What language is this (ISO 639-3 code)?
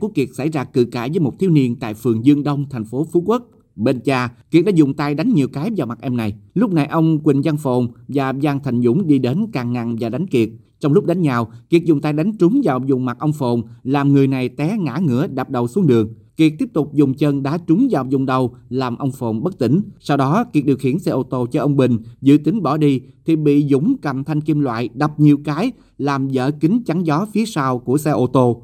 vie